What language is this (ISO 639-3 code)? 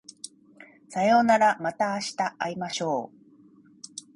jpn